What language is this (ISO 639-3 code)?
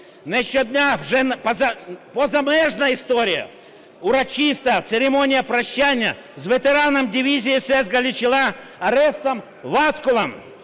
ukr